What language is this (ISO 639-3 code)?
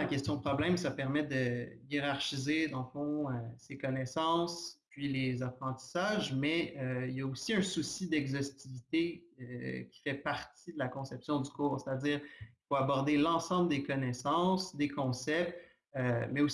fra